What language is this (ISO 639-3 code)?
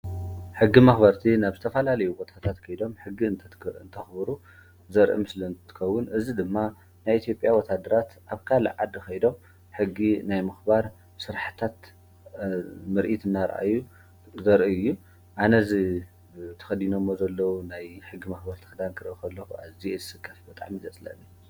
tir